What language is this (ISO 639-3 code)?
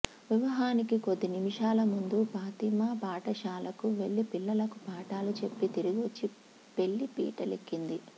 tel